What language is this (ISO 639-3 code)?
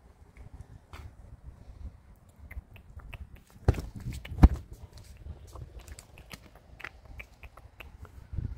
pol